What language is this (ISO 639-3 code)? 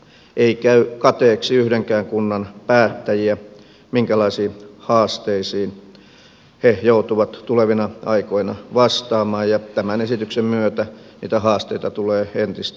fin